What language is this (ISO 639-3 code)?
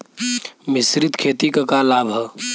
bho